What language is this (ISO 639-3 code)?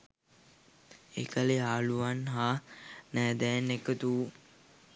sin